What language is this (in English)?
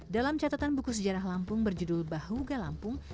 Indonesian